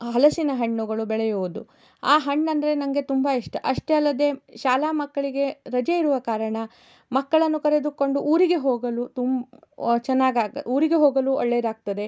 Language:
Kannada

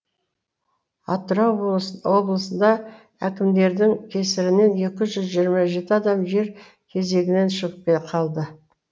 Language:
Kazakh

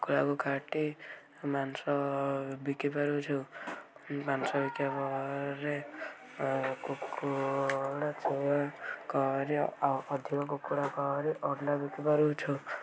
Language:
Odia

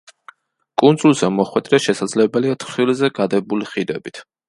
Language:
Georgian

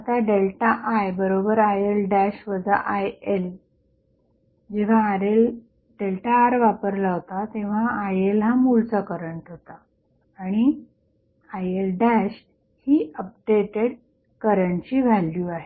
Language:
Marathi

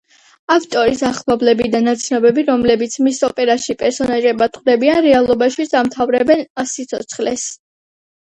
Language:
Georgian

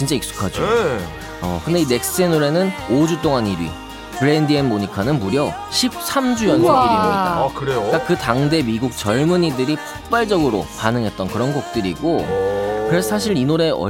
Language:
Korean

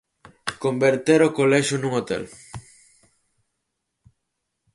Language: Galician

